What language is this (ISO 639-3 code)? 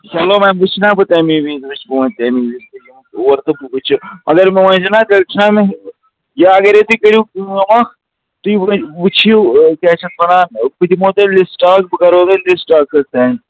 kas